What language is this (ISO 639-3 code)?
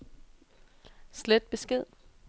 dan